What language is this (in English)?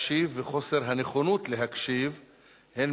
Hebrew